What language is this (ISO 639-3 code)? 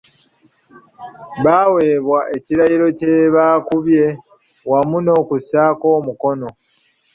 lug